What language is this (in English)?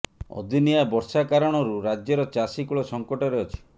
Odia